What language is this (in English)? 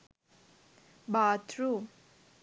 Sinhala